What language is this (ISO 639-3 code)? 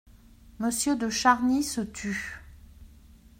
fra